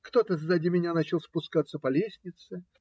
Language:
Russian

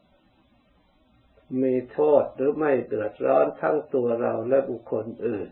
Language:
Thai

